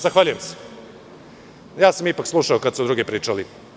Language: Serbian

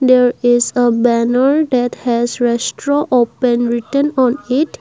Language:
English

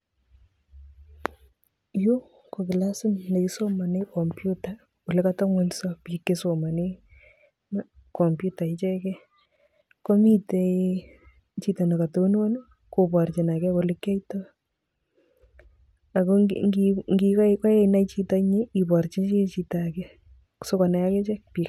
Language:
Kalenjin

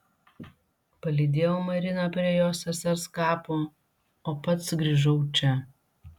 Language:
Lithuanian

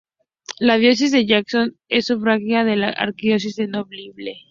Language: Spanish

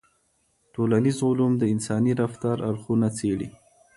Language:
Pashto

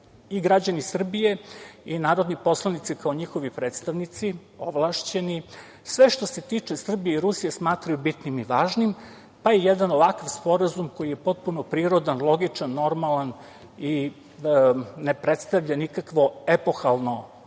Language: Serbian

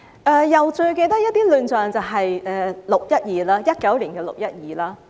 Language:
Cantonese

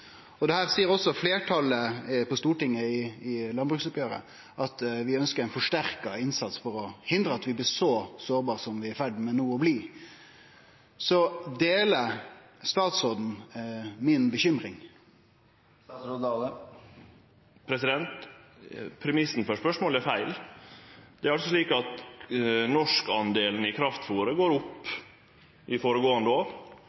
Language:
Norwegian Nynorsk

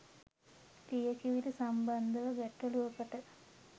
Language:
Sinhala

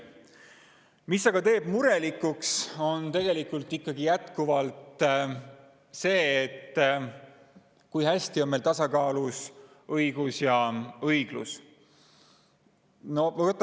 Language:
Estonian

